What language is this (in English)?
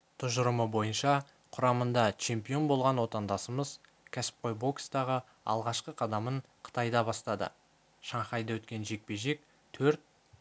Kazakh